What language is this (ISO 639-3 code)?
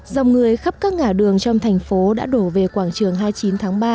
vie